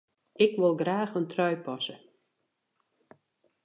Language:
Western Frisian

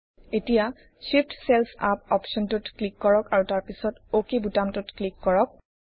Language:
Assamese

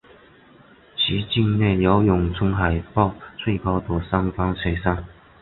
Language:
Chinese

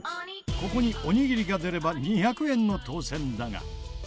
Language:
Japanese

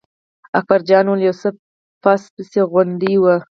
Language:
Pashto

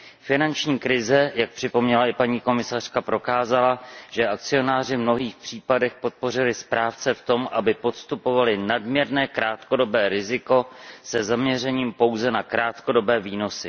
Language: Czech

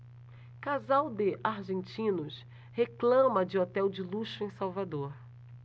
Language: Portuguese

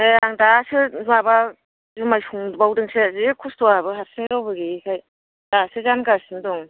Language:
Bodo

